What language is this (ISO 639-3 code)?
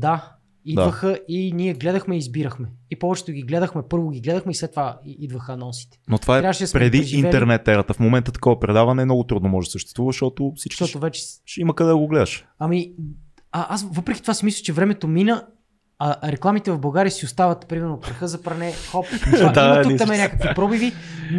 bul